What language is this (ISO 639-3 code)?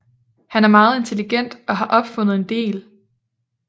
dan